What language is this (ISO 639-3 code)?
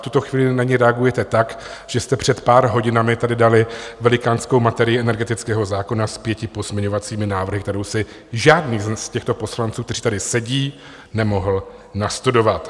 ces